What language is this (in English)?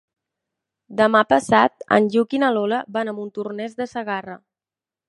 Catalan